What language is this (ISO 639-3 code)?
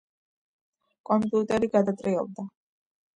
kat